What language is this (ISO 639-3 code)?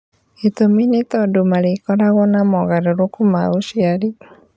kik